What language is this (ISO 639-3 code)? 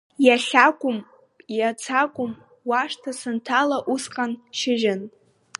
abk